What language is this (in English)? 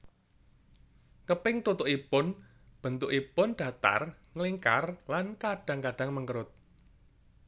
Javanese